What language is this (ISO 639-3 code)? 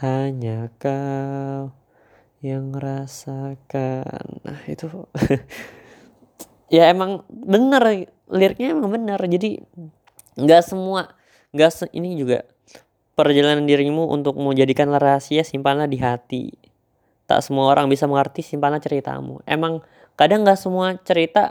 ind